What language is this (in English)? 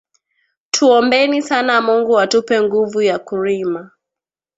Swahili